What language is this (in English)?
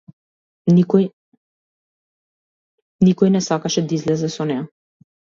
Macedonian